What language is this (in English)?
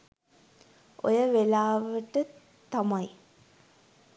Sinhala